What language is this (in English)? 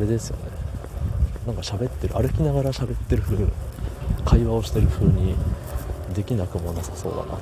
Japanese